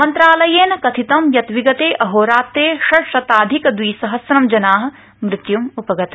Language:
Sanskrit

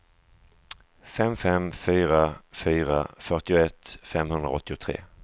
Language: Swedish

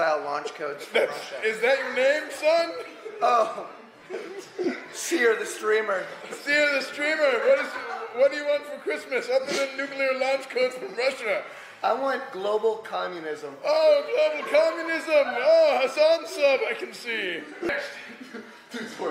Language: English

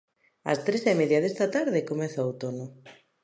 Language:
Galician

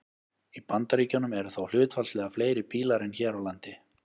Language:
Icelandic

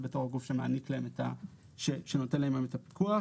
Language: Hebrew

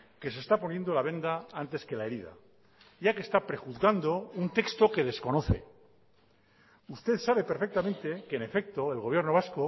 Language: Spanish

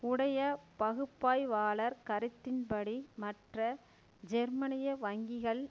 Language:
Tamil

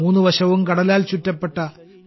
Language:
Malayalam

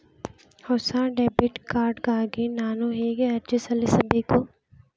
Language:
Kannada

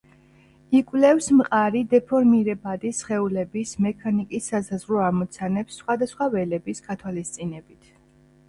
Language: Georgian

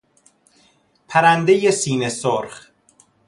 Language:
Persian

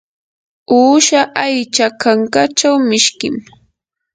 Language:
Yanahuanca Pasco Quechua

